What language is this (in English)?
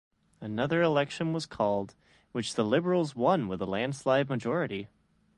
English